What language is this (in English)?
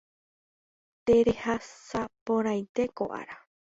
Guarani